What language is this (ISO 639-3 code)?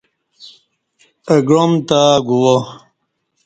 bsh